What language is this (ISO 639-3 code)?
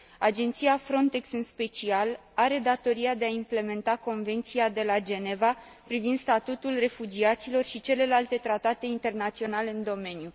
ron